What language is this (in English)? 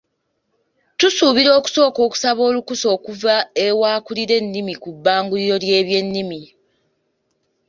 Ganda